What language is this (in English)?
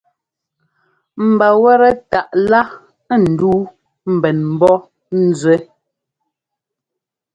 Ngomba